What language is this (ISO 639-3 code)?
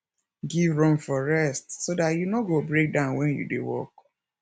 pcm